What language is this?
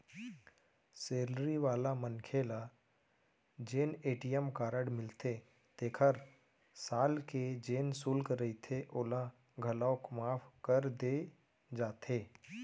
Chhattisgarhi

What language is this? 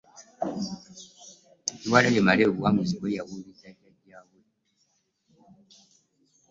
Ganda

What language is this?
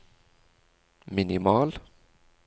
Norwegian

